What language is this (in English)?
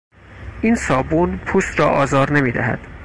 Persian